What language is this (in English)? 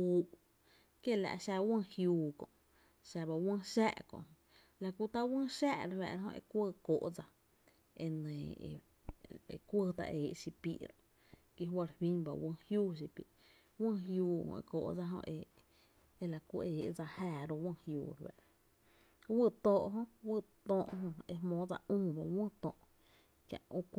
Tepinapa Chinantec